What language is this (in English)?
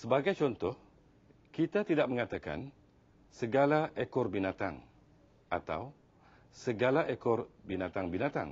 Malay